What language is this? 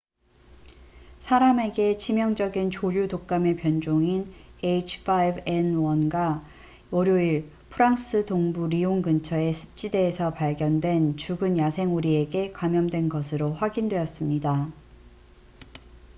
Korean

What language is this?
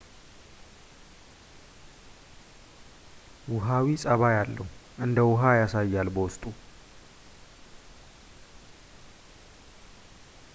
Amharic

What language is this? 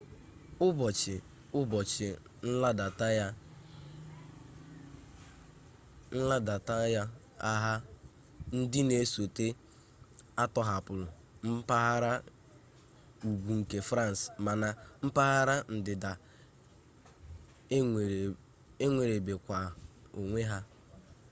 Igbo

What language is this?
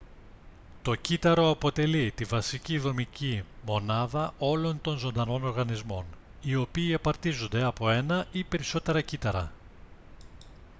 Greek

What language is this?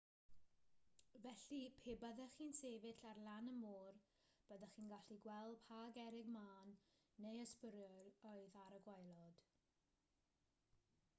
Welsh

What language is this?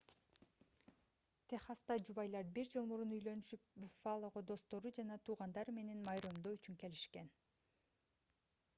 Kyrgyz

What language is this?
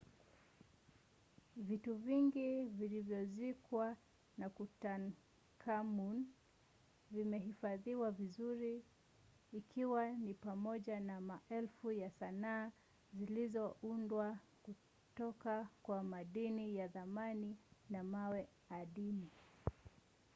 Swahili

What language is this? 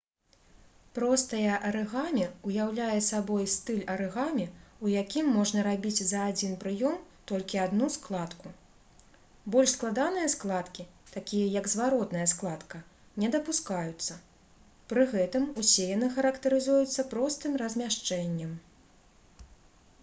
Belarusian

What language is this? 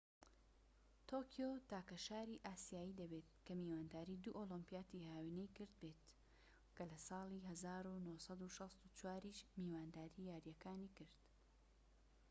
Central Kurdish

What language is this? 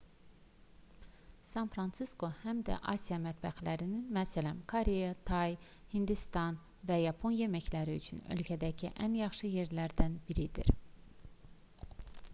Azerbaijani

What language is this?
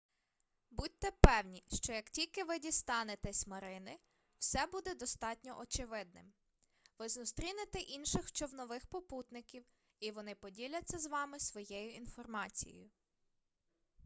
Ukrainian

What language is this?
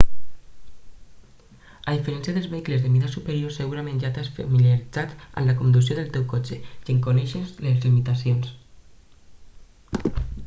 Catalan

